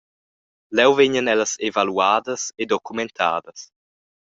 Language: Romansh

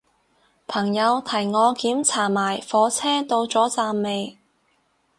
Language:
Cantonese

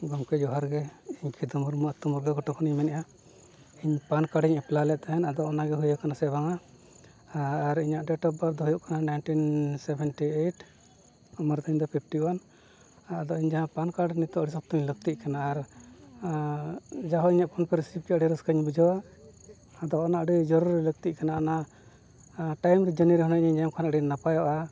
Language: Santali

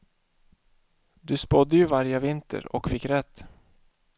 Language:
Swedish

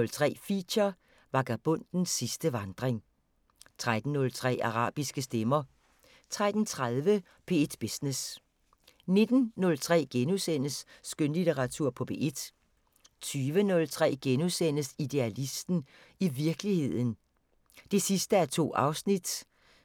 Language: Danish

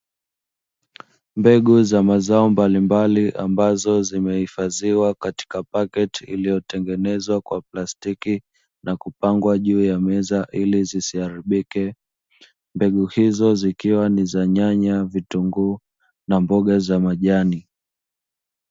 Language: Swahili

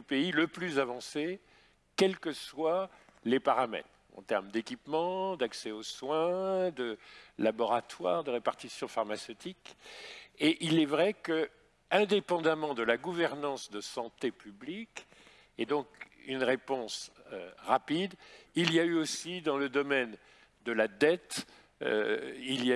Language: French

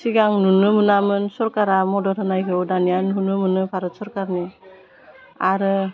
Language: Bodo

